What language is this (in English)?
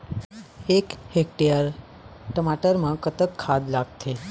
Chhattisgarhi